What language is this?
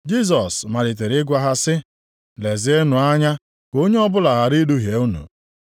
Igbo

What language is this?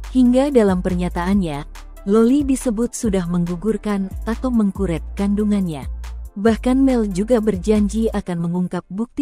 Indonesian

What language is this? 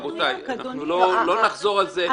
Hebrew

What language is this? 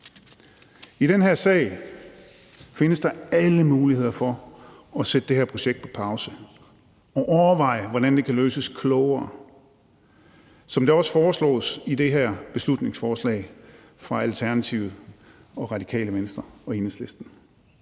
Danish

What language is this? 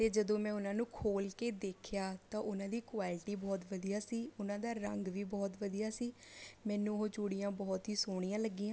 Punjabi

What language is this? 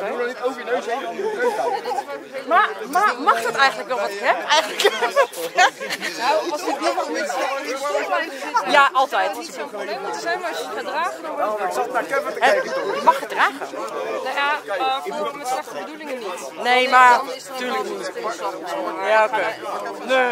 Dutch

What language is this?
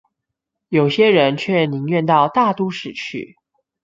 Chinese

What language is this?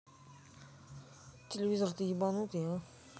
Russian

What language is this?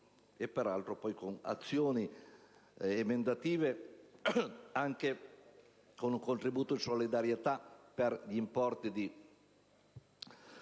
Italian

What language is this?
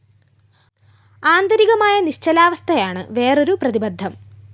Malayalam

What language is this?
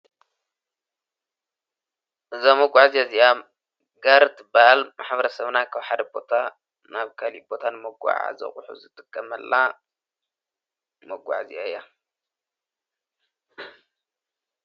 Tigrinya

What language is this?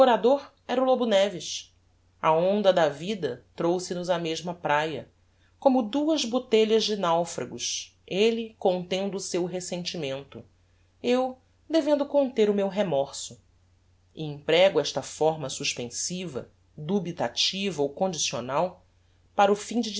Portuguese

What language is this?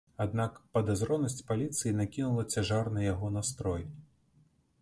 Belarusian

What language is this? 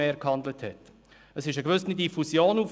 Swiss German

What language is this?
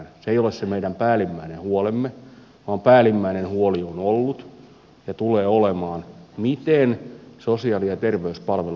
Finnish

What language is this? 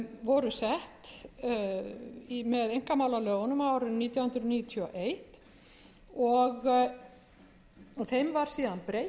Icelandic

